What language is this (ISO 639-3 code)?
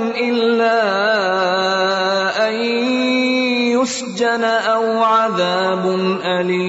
urd